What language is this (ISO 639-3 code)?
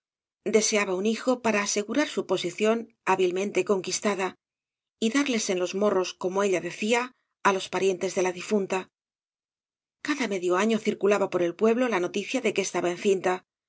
spa